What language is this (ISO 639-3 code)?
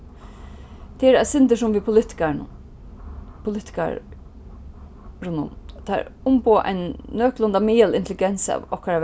fao